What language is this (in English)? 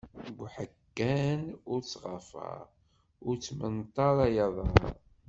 Kabyle